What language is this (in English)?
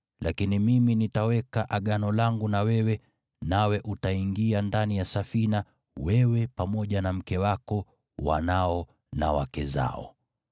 Swahili